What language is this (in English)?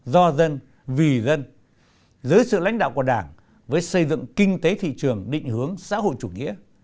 Vietnamese